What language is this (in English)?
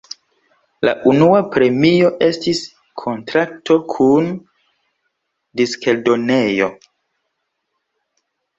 Esperanto